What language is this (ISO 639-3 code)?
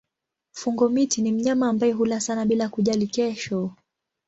swa